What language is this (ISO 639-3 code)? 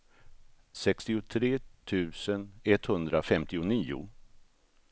swe